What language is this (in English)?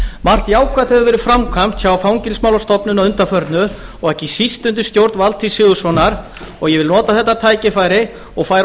Icelandic